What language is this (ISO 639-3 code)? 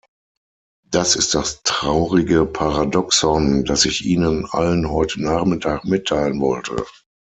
deu